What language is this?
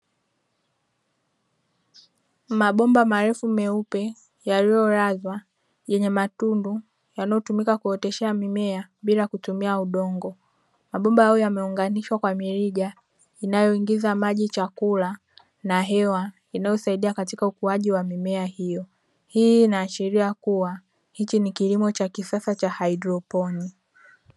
Swahili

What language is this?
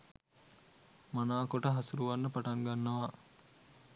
Sinhala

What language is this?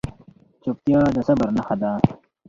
Pashto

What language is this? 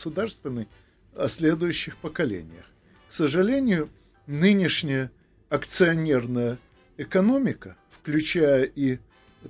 Russian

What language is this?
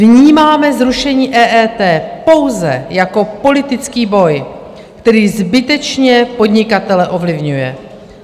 Czech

